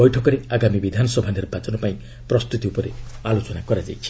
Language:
Odia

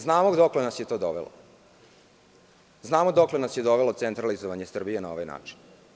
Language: Serbian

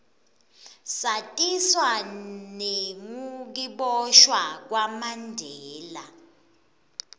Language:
Swati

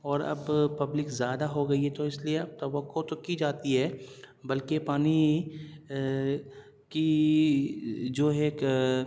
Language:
Urdu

